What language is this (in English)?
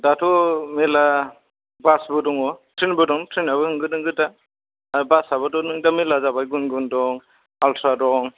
Bodo